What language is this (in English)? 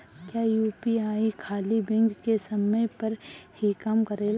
Bhojpuri